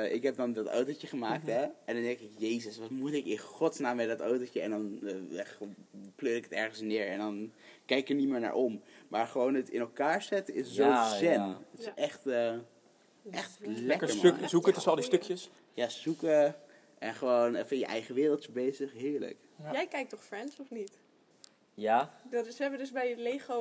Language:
Dutch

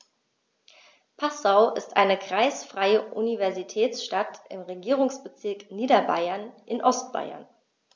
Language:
German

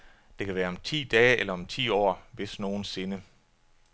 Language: Danish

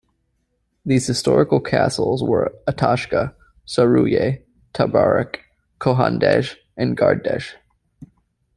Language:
English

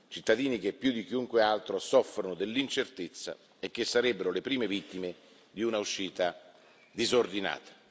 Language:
Italian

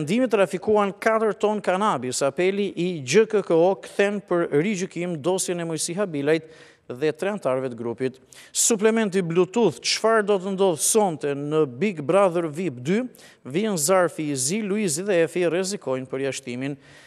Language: Romanian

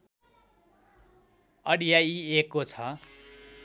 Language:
Nepali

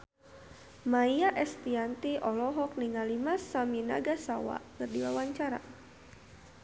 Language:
Sundanese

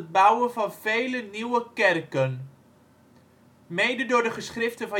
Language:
Dutch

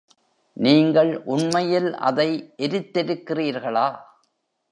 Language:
Tamil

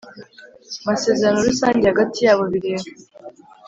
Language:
Kinyarwanda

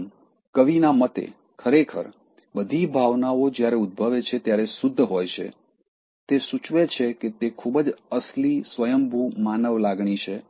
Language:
Gujarati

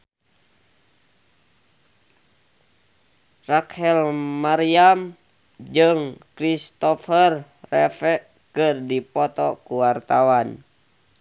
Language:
Sundanese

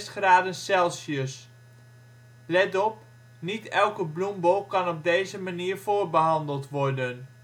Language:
Dutch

